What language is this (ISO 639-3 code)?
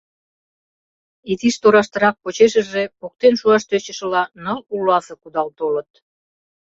chm